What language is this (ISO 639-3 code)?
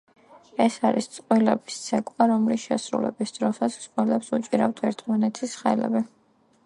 kat